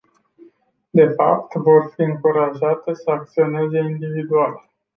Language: Romanian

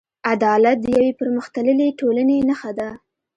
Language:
Pashto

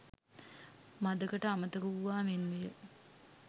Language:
Sinhala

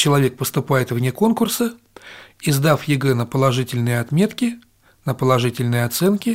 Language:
Russian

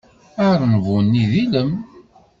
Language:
Kabyle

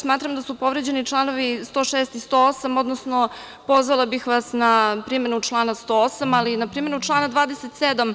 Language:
Serbian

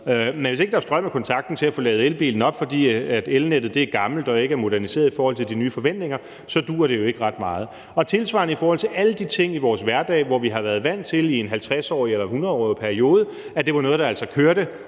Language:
Danish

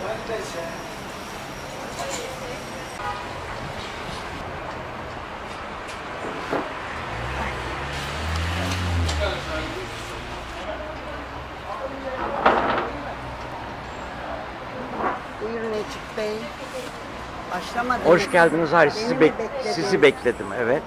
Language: Turkish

